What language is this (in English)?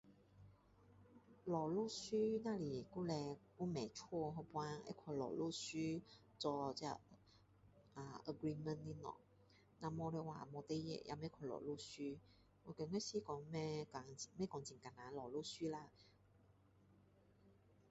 Min Dong Chinese